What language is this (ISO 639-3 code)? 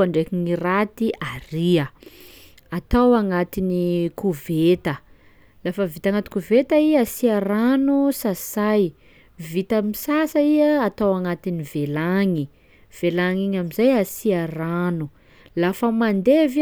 skg